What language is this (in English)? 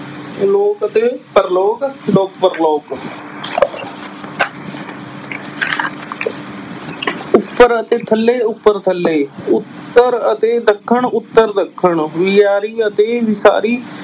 Punjabi